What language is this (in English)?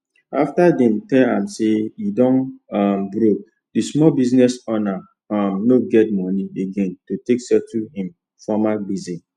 Nigerian Pidgin